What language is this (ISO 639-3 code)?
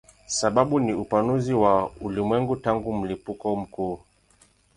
swa